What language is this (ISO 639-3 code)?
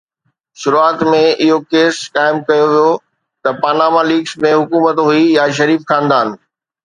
snd